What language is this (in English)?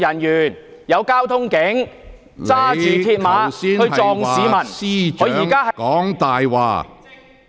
Cantonese